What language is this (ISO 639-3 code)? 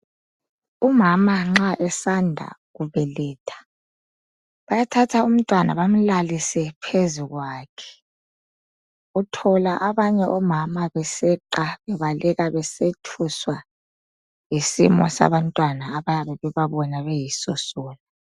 nde